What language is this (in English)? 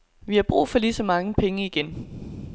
Danish